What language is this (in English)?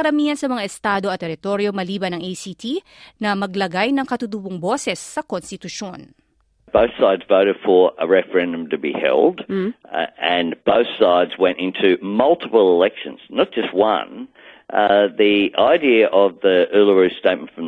Filipino